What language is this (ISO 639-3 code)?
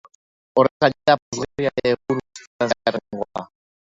eus